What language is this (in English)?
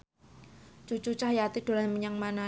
Javanese